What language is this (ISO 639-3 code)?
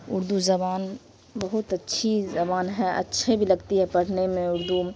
urd